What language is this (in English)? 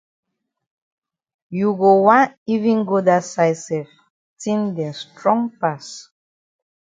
Cameroon Pidgin